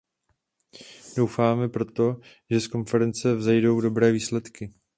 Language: Czech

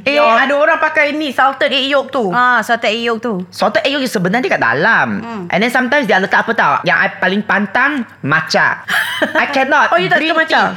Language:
Malay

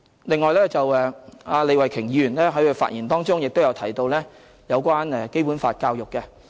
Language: Cantonese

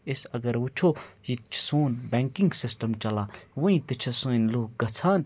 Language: Kashmiri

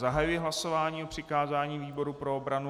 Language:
Czech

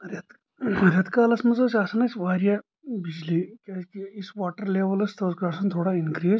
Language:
Kashmiri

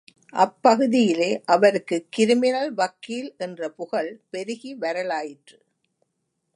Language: Tamil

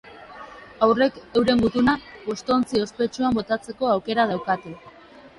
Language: Basque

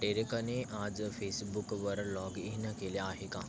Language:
Marathi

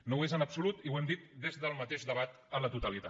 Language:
Catalan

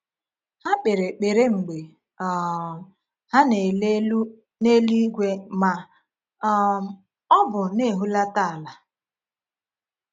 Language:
Igbo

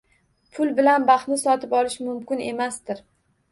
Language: Uzbek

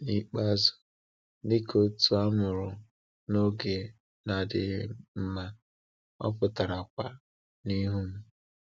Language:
Igbo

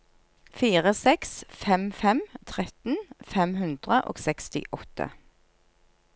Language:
Norwegian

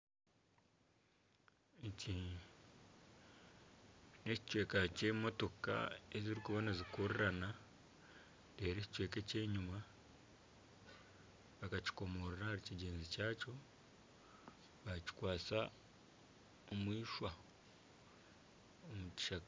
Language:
Nyankole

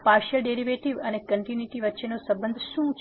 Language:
Gujarati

